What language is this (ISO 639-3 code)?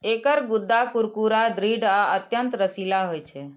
mai